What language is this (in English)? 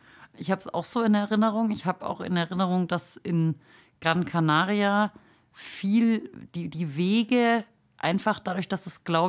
German